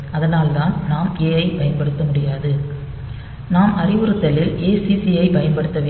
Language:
Tamil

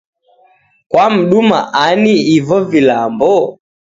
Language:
Taita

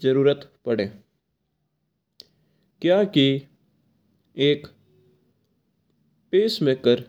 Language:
Mewari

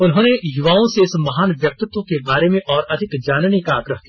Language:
Hindi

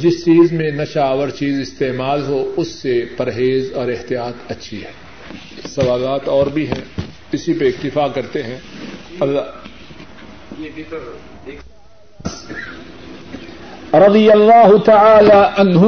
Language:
Urdu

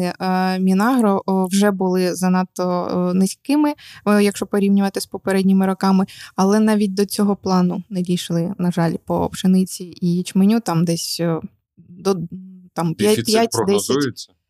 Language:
Ukrainian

